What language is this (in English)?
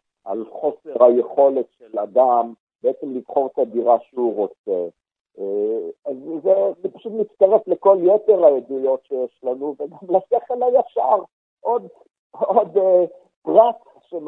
Hebrew